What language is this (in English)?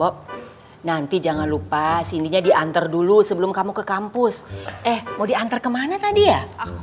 Indonesian